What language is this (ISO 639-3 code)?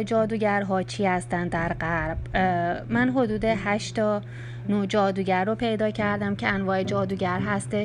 fas